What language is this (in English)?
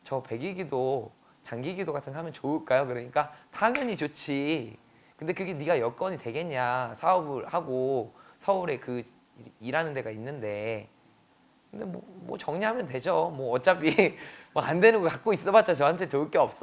Korean